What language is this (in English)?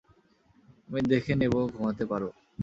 Bangla